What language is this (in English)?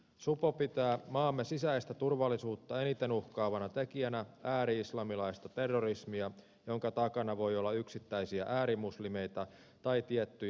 Finnish